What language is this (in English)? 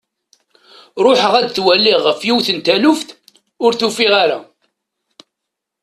Kabyle